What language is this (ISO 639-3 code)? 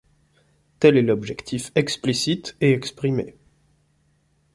fra